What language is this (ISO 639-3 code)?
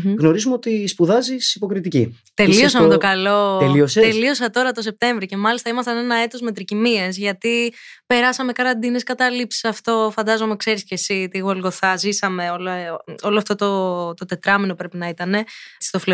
ell